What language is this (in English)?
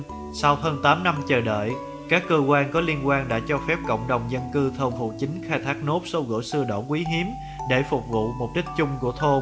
Vietnamese